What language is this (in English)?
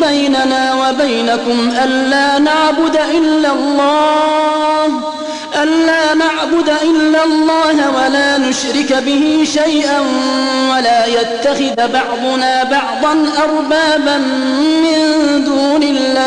Arabic